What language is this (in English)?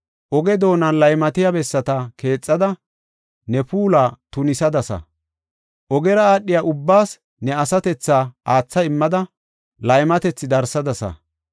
Gofa